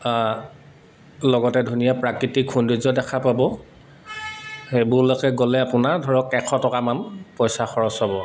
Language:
Assamese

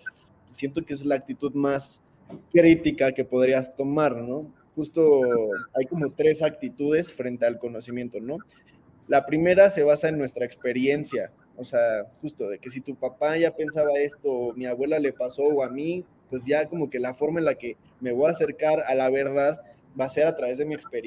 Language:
Spanish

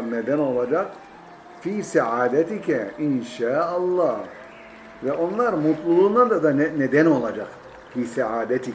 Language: Turkish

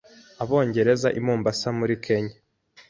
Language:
Kinyarwanda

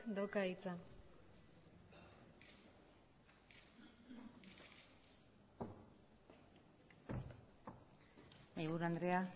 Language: Basque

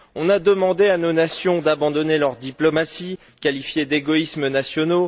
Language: French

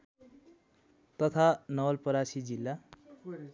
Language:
Nepali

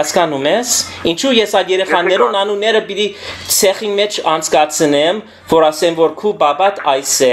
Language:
Romanian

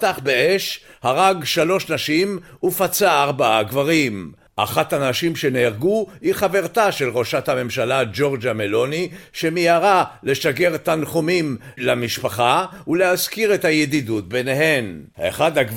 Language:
Hebrew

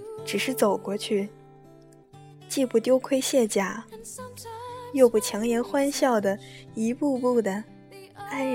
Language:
Chinese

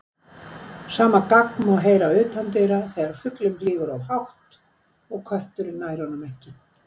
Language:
Icelandic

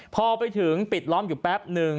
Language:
Thai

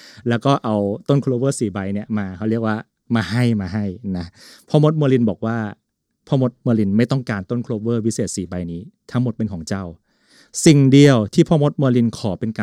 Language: Thai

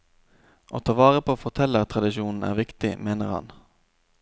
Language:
Norwegian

